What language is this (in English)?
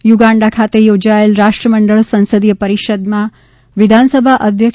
Gujarati